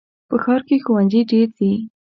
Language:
Pashto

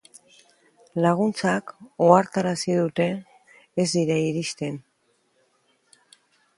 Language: Basque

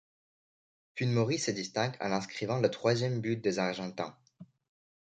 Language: French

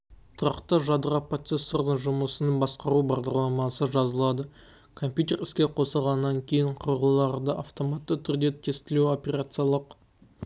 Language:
Kazakh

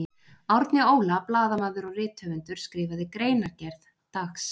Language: Icelandic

